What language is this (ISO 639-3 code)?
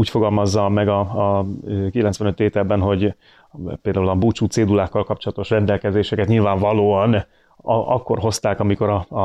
hun